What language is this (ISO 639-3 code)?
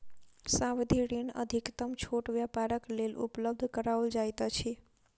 mai